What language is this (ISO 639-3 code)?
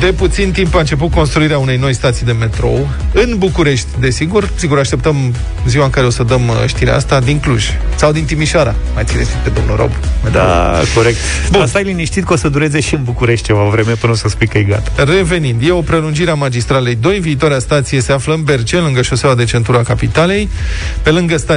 ron